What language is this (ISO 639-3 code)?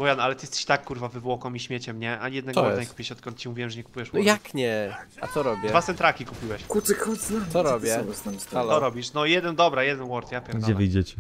pol